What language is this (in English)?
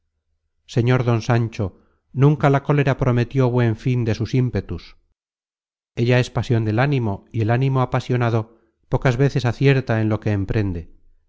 Spanish